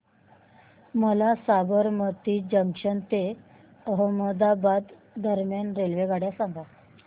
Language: Marathi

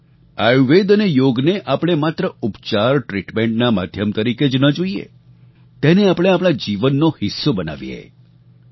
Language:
Gujarati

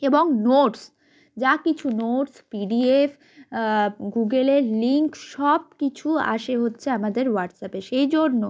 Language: Bangla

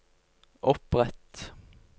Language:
Norwegian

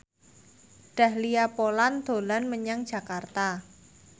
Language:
Javanese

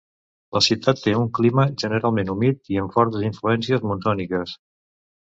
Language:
Catalan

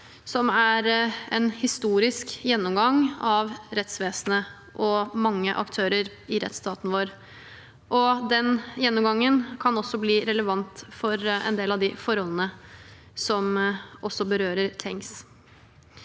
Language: Norwegian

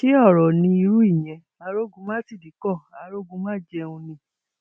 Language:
Yoruba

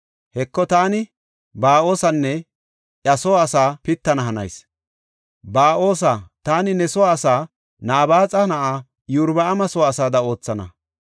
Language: Gofa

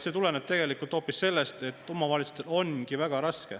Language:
Estonian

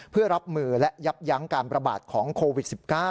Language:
Thai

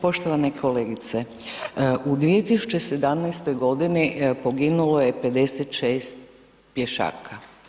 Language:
Croatian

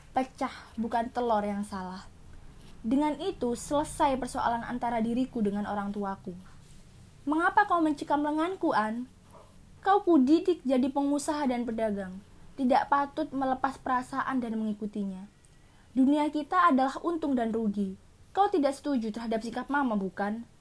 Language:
Indonesian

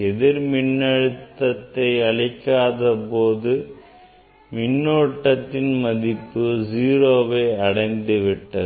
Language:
Tamil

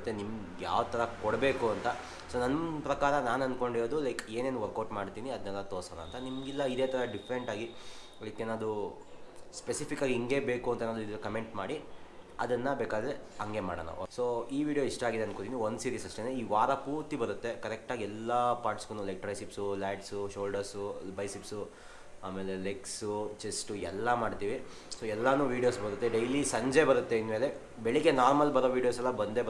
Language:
Kannada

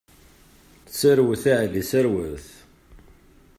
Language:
Kabyle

